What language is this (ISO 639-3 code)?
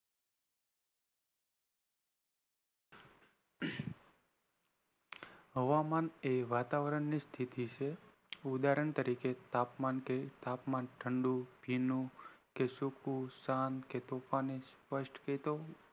guj